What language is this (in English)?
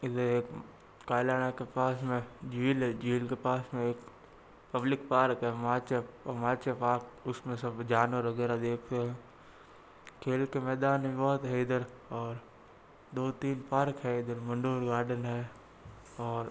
Hindi